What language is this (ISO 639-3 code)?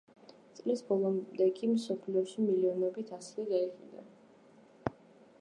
kat